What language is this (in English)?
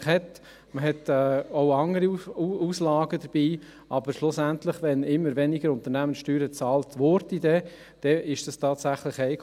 Swiss German